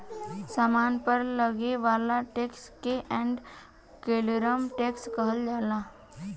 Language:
Bhojpuri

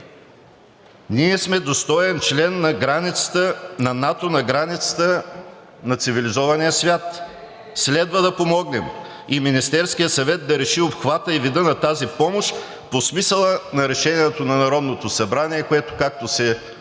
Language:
Bulgarian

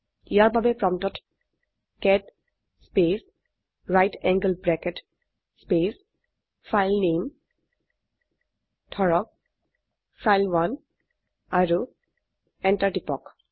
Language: Assamese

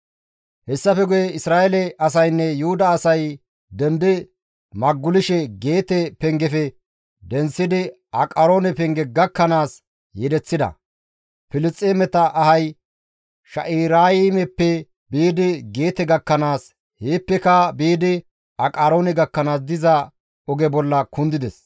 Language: Gamo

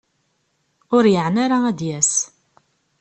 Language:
Kabyle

